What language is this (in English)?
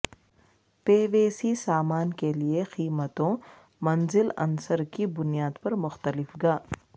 Urdu